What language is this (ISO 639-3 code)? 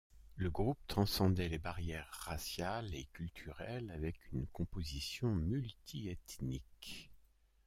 fra